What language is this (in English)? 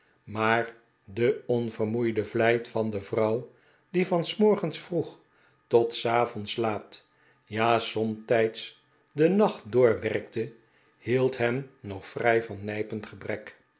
Dutch